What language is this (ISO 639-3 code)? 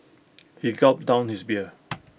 eng